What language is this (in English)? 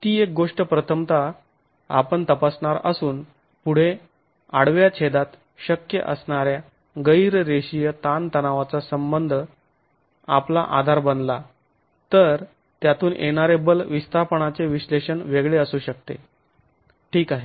Marathi